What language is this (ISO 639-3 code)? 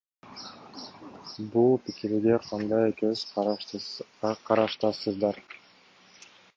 kir